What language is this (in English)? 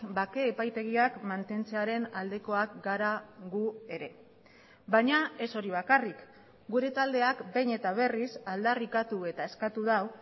Basque